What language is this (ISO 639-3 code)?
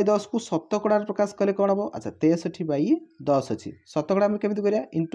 hin